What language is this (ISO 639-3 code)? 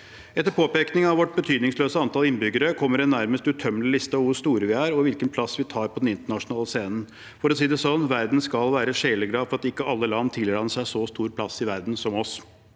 nor